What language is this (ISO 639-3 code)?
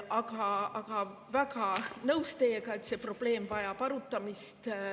est